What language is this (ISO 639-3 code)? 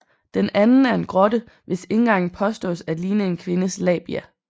dan